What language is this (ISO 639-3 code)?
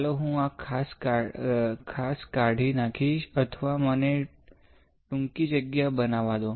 guj